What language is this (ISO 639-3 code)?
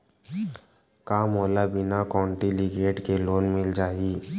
hne